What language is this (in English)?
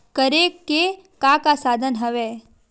Chhattisgarhi